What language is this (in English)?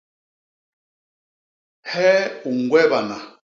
Basaa